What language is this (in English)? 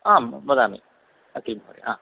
Sanskrit